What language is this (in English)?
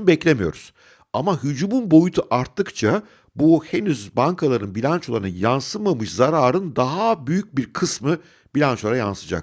Turkish